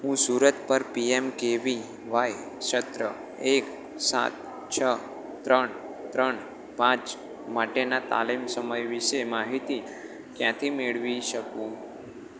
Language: Gujarati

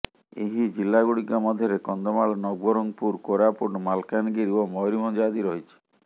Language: Odia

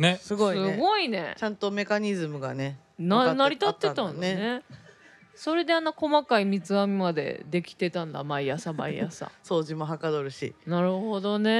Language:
Japanese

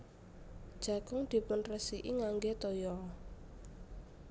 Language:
Javanese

